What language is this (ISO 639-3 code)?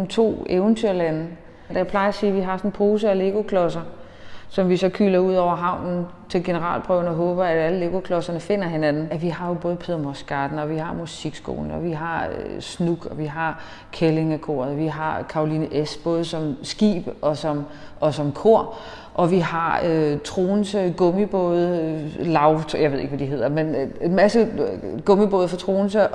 dan